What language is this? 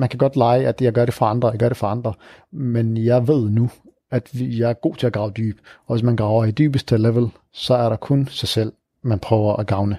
Danish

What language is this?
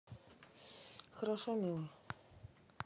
Russian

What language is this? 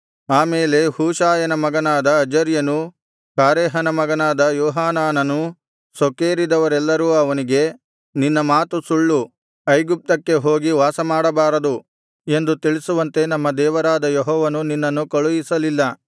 Kannada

